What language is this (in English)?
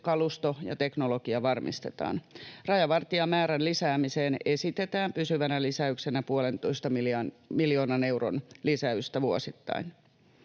Finnish